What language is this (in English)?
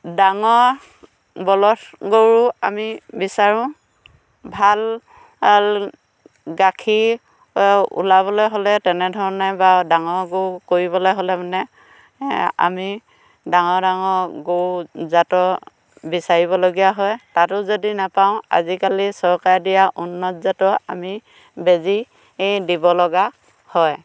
Assamese